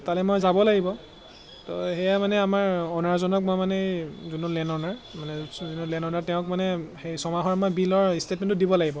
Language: Assamese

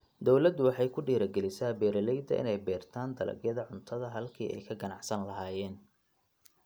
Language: Somali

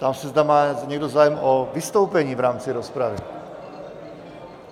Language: Czech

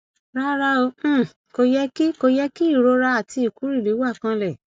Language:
Yoruba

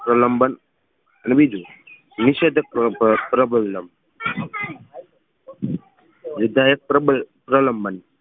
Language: Gujarati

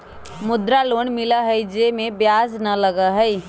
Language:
Magahi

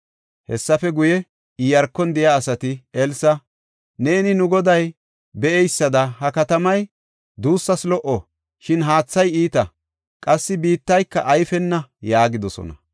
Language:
Gofa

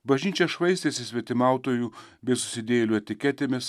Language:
Lithuanian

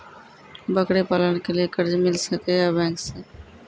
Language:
Maithili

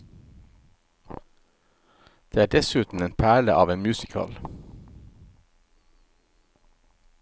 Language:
Norwegian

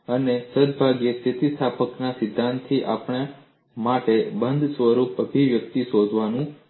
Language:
Gujarati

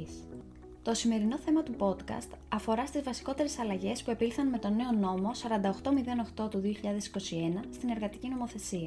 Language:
Greek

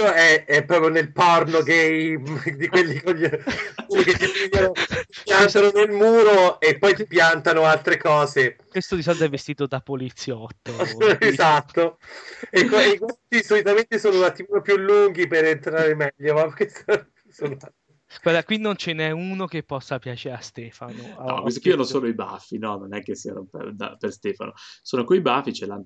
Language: Italian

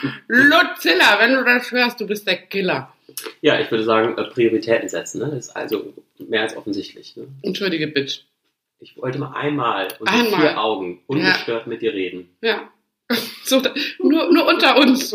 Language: German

